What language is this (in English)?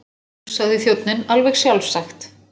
Icelandic